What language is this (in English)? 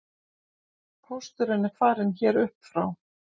Icelandic